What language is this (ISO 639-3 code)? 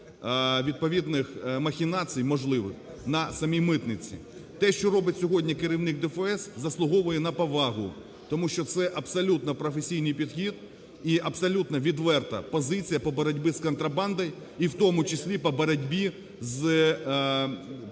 ukr